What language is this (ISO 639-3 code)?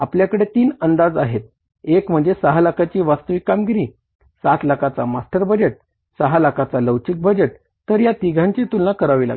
mar